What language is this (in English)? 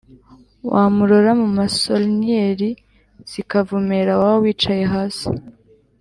Kinyarwanda